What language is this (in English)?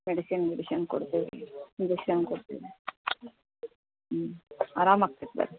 Kannada